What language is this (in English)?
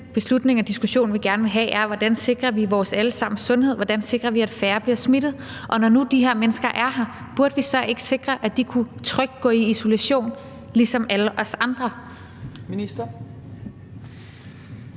Danish